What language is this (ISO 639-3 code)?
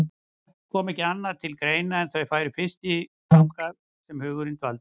isl